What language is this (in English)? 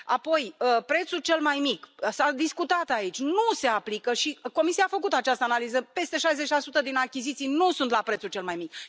Romanian